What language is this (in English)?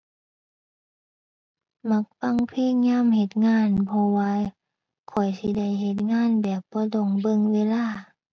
Thai